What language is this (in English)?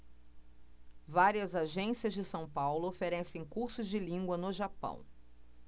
Portuguese